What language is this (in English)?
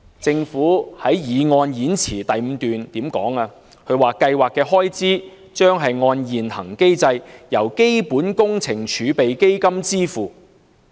Cantonese